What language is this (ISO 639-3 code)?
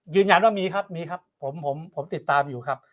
tha